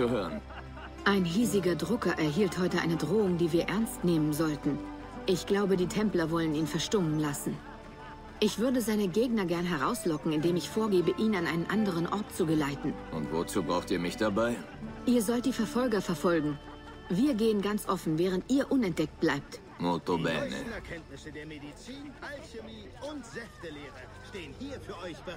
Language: German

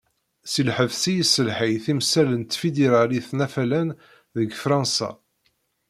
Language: Kabyle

